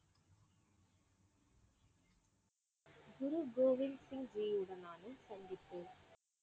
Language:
Tamil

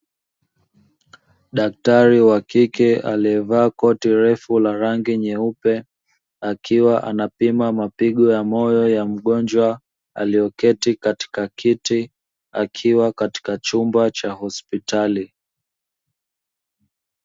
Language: Swahili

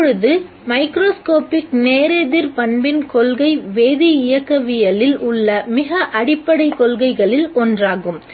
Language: Tamil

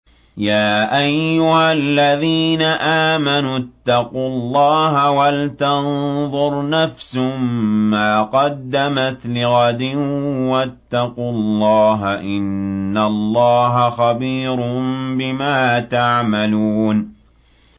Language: Arabic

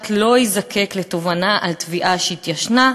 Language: Hebrew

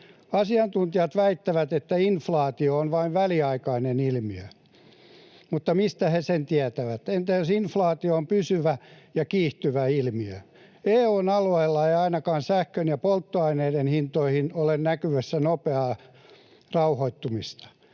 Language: Finnish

